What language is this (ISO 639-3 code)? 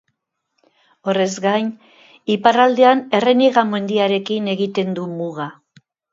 eus